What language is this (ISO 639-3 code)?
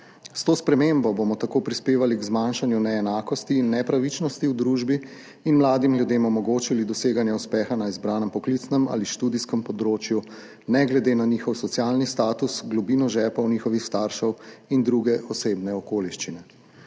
slv